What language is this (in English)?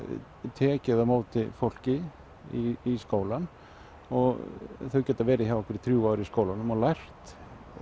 Icelandic